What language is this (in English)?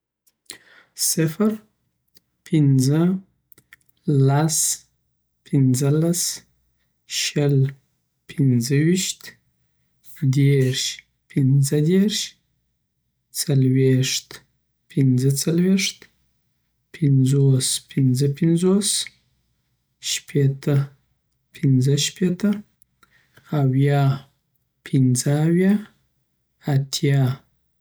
Southern Pashto